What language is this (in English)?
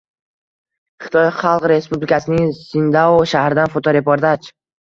Uzbek